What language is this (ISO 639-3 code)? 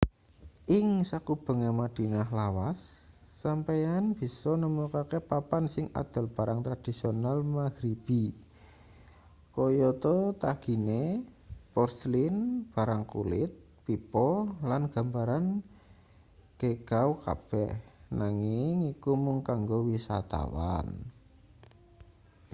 jav